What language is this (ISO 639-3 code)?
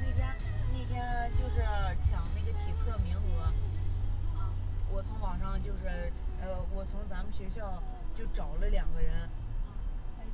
zho